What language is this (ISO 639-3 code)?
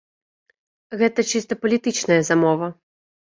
bel